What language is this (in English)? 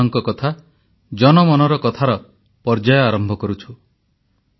Odia